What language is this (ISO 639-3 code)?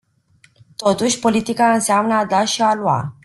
ron